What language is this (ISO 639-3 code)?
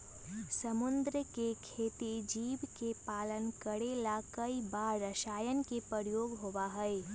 mag